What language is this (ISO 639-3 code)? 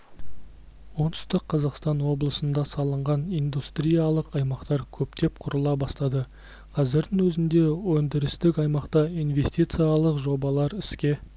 kaz